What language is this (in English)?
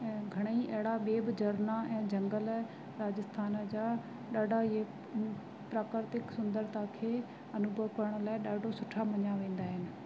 Sindhi